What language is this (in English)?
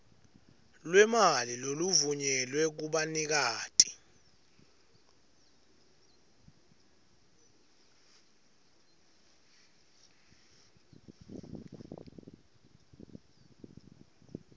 Swati